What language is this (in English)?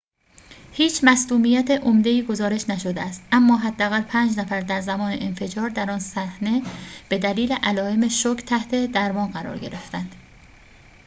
Persian